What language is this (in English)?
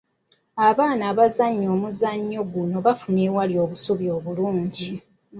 Ganda